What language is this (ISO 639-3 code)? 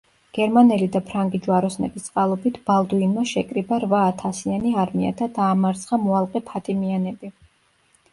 kat